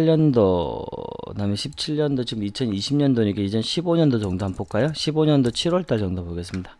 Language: Korean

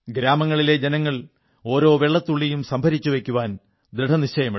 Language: Malayalam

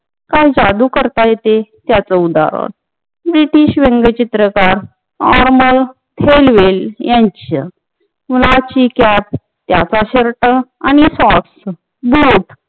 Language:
Marathi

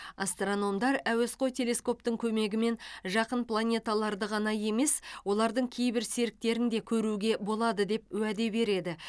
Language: Kazakh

